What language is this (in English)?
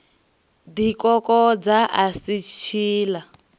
Venda